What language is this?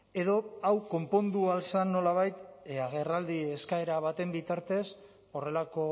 Basque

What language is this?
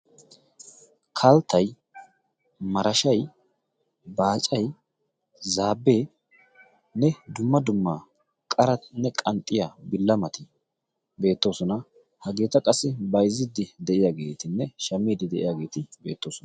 Wolaytta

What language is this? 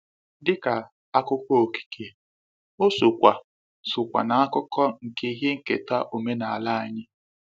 Igbo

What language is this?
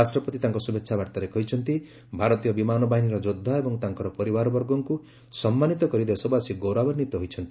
Odia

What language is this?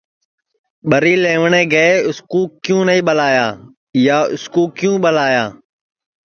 Sansi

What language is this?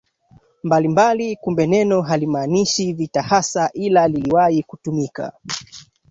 Swahili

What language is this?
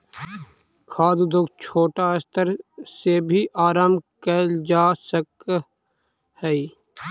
Magahi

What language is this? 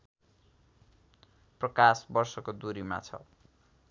Nepali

